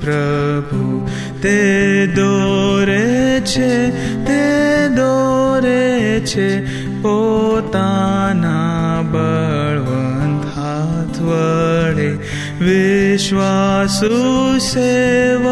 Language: Hindi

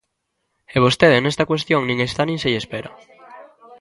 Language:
Galician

